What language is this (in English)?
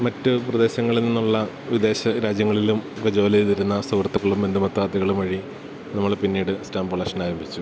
Malayalam